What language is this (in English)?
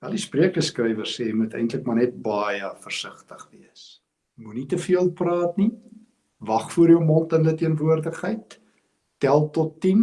Dutch